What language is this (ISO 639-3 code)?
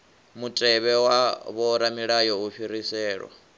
ven